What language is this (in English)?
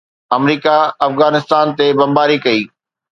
Sindhi